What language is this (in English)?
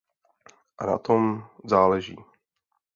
Czech